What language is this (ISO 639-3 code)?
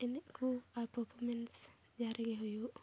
sat